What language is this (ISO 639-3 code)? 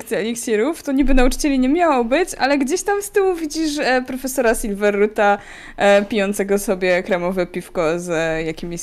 pol